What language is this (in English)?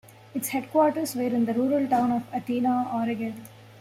English